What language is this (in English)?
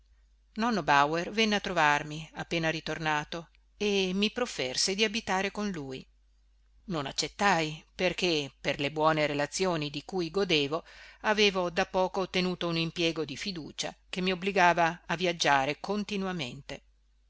Italian